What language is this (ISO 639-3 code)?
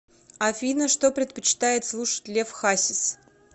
rus